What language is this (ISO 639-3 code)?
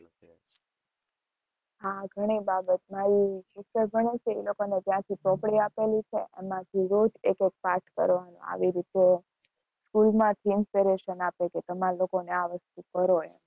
guj